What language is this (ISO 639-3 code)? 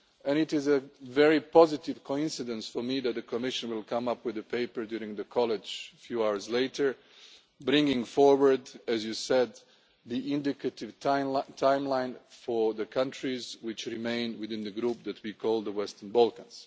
eng